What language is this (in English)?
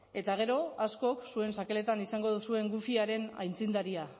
Basque